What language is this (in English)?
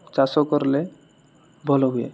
Odia